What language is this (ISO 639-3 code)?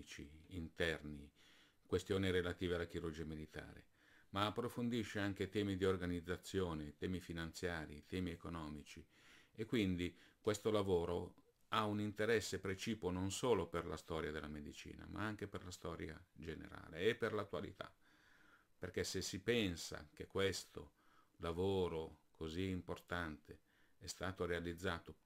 ita